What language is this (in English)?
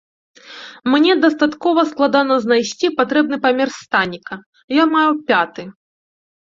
Belarusian